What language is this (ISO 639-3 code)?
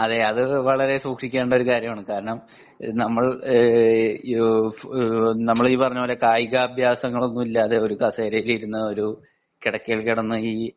mal